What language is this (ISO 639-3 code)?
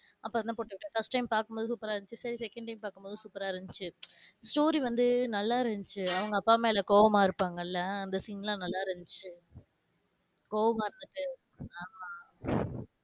tam